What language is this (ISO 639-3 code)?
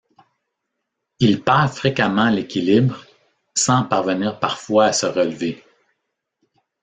fra